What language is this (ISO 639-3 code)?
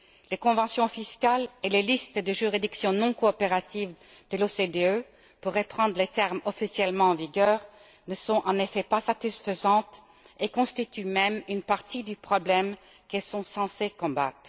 fra